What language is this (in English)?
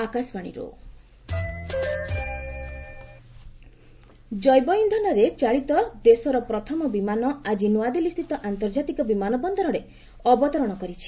Odia